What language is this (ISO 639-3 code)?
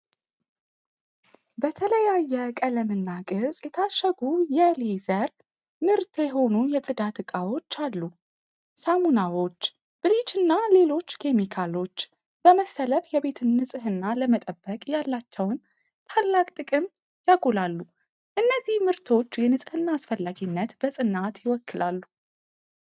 amh